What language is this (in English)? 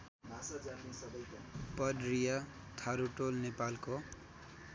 Nepali